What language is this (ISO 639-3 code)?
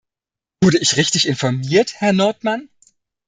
deu